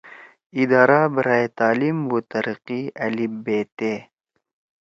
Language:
Torwali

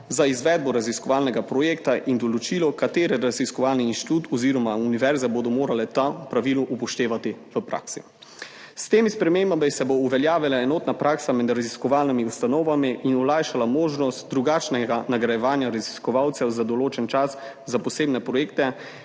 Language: Slovenian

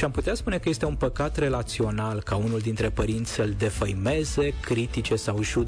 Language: Romanian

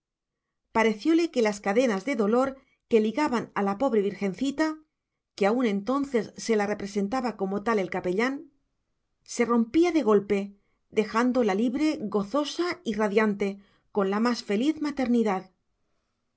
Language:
Spanish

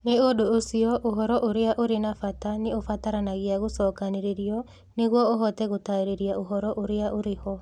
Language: Kikuyu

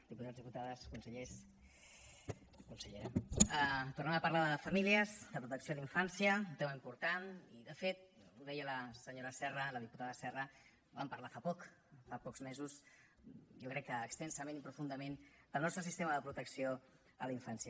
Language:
Catalan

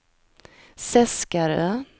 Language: Swedish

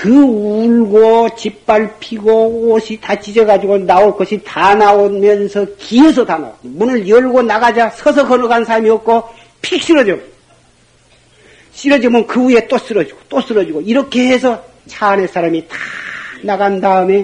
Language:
Korean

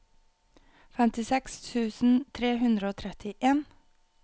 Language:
Norwegian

